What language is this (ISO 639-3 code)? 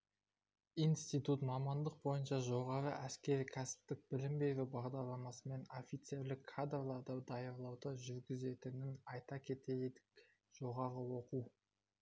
kaz